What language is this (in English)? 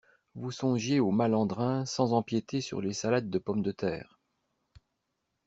French